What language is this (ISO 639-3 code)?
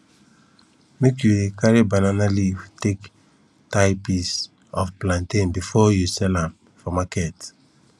pcm